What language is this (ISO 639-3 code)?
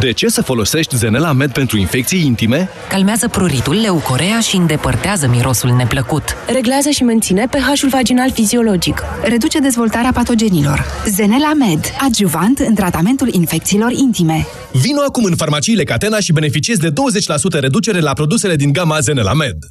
ron